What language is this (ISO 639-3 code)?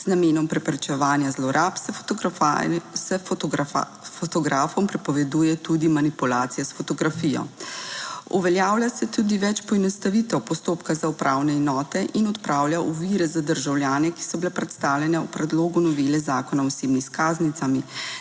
slv